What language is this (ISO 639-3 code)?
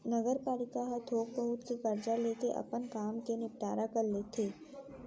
hne